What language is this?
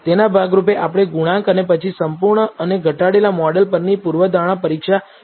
Gujarati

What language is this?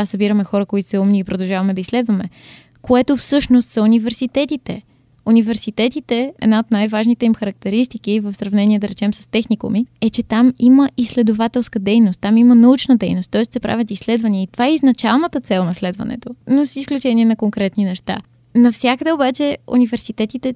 Bulgarian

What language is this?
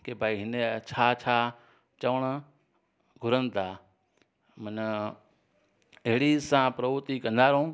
Sindhi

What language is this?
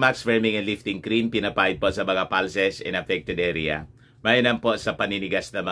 Filipino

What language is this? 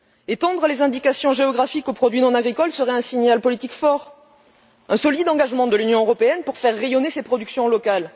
French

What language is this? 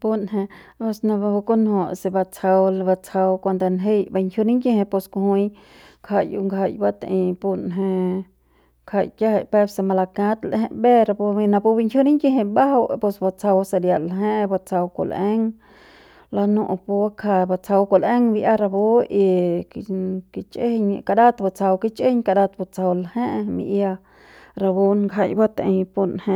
Central Pame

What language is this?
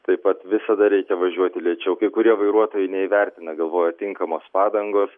Lithuanian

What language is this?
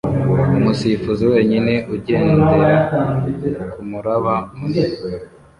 Kinyarwanda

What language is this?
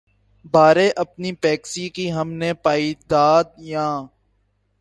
Urdu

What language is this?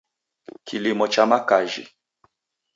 Taita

